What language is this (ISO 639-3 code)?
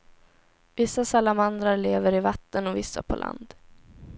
swe